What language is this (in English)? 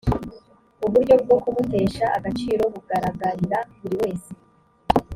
Kinyarwanda